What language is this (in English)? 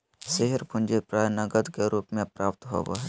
Magahi